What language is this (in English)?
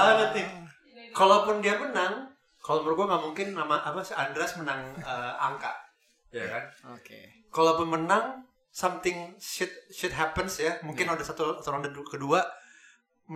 Indonesian